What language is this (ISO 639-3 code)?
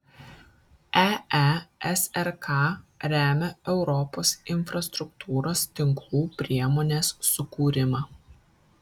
lit